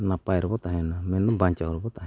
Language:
Santali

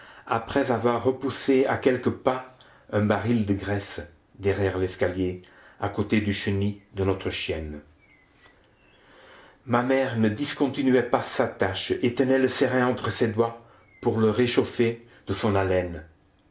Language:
French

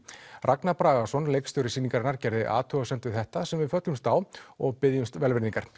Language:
Icelandic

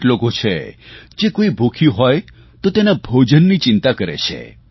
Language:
Gujarati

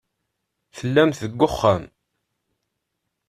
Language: Kabyle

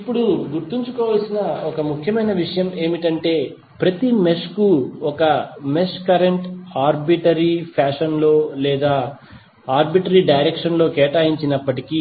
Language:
Telugu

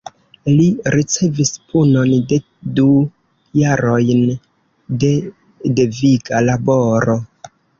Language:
Esperanto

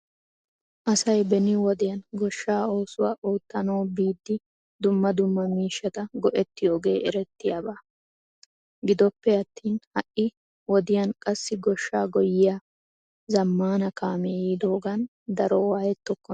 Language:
Wolaytta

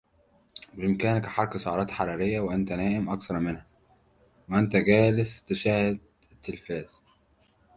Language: Arabic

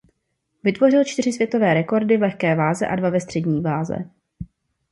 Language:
Czech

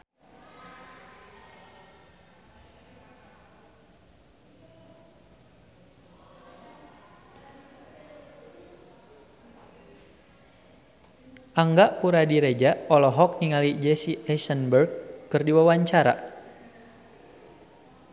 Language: Sundanese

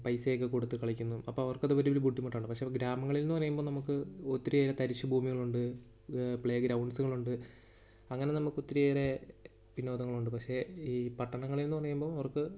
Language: Malayalam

